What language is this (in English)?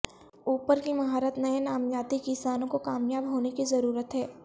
Urdu